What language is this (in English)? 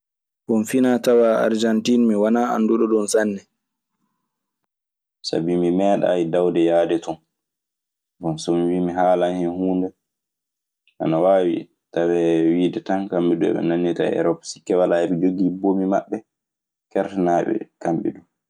Maasina Fulfulde